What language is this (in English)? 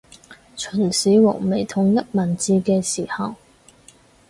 Cantonese